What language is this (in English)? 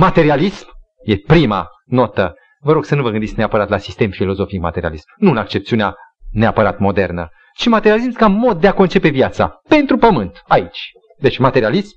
Romanian